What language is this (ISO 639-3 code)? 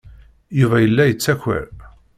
kab